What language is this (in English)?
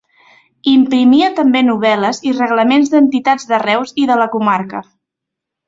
Catalan